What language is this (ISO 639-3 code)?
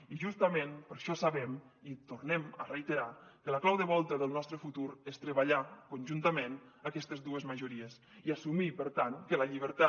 cat